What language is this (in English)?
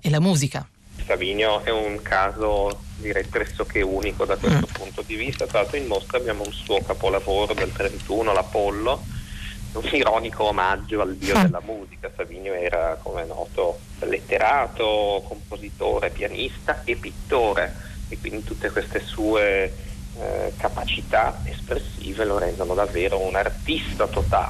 Italian